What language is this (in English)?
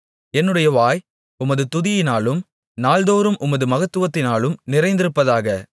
Tamil